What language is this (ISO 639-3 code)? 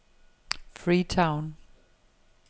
dan